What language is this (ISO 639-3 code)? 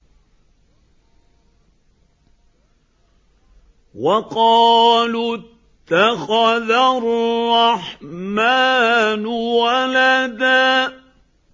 ara